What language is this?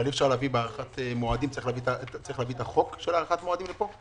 Hebrew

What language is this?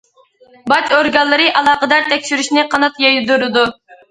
Uyghur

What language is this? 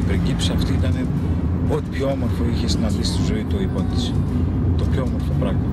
Greek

